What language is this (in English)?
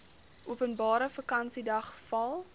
Afrikaans